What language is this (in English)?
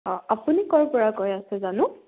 Assamese